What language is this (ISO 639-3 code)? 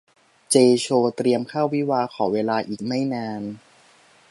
tha